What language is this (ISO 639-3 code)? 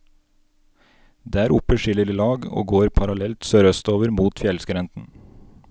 nor